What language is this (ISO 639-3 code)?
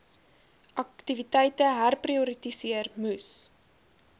afr